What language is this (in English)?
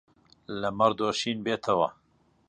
Central Kurdish